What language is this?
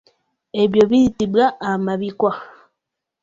Ganda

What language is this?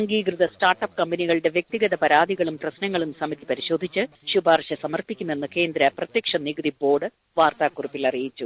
Malayalam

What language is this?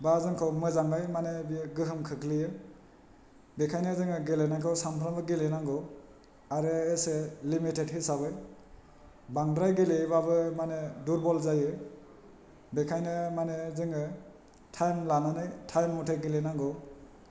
Bodo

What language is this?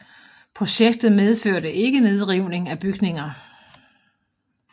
Danish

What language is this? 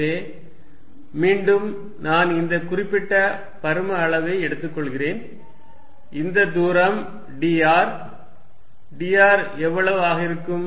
Tamil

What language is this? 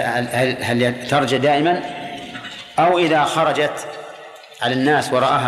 Arabic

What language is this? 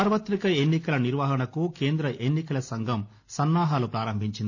Telugu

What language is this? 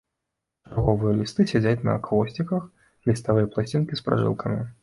Belarusian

